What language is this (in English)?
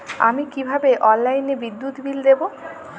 Bangla